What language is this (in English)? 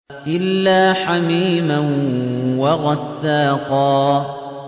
Arabic